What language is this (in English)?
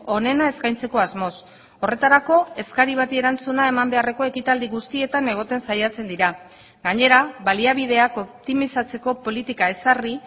Basque